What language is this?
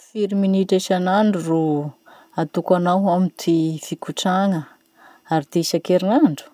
Masikoro Malagasy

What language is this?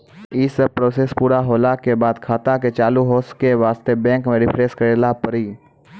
Maithili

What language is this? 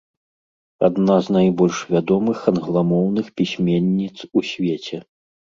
Belarusian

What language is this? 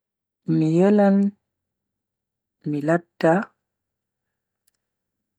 Bagirmi Fulfulde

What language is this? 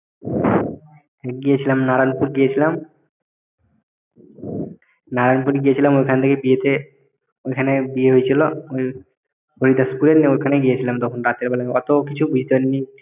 Bangla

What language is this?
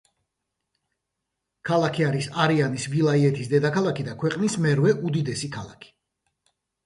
Georgian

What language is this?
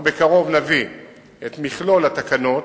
Hebrew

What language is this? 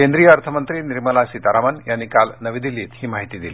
Marathi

